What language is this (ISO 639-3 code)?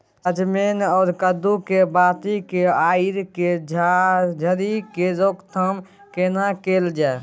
mai